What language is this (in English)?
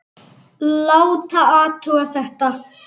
Icelandic